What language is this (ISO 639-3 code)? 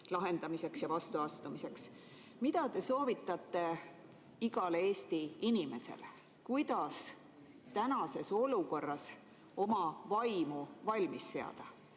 est